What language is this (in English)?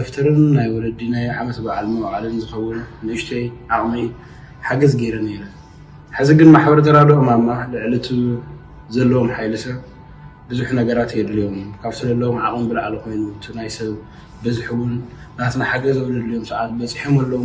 Arabic